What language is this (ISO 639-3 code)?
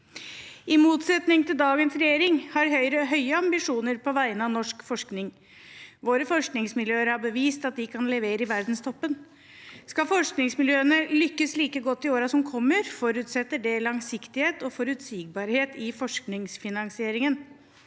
nor